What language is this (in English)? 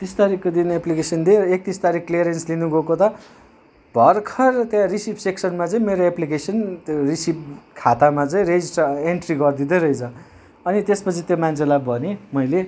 Nepali